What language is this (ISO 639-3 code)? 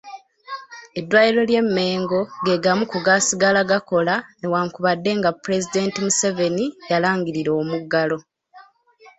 lug